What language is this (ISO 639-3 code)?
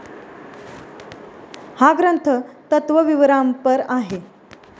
mar